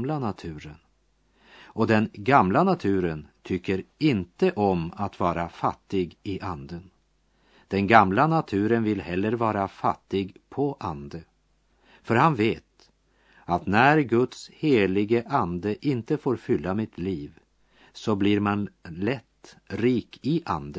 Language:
Swedish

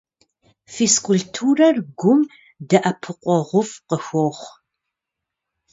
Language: Kabardian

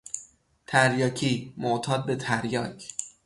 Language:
Persian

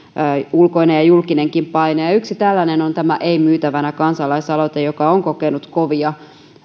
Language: Finnish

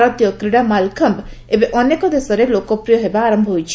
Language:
Odia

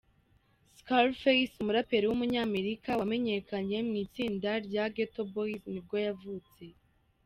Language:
Kinyarwanda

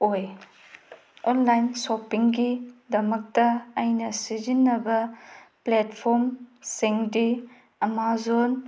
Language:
Manipuri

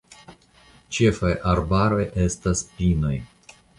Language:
Esperanto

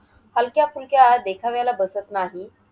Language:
Marathi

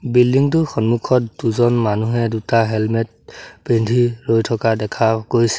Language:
Assamese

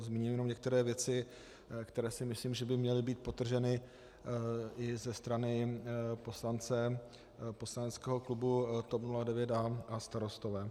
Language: Czech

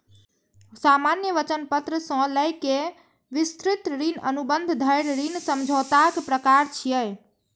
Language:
Maithili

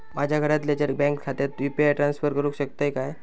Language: Marathi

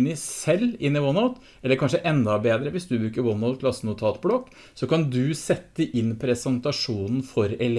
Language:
Norwegian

